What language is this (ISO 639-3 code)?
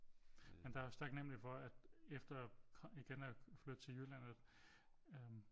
dan